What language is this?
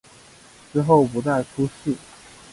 Chinese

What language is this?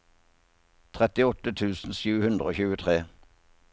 Norwegian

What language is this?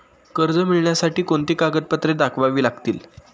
Marathi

